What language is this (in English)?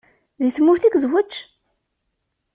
Kabyle